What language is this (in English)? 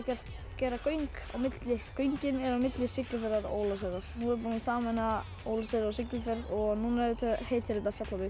Icelandic